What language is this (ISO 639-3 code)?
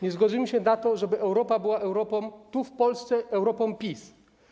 pol